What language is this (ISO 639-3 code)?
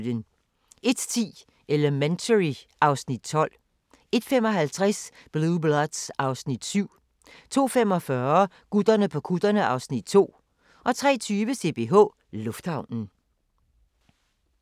dan